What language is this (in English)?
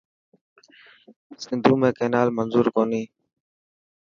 Dhatki